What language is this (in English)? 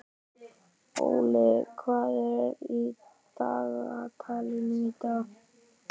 Icelandic